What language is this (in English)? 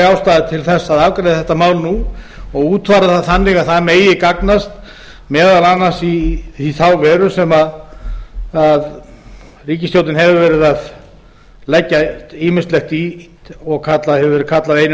Icelandic